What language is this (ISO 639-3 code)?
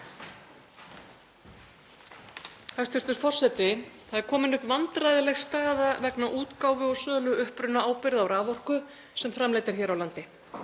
isl